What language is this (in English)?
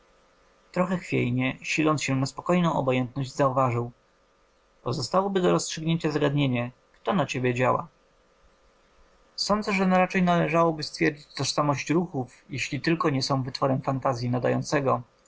Polish